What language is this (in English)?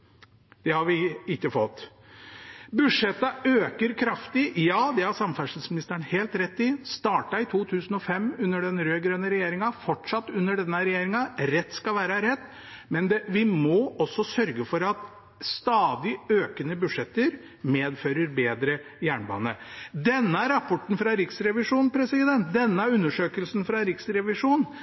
Norwegian Bokmål